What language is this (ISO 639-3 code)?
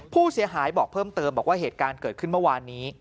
tha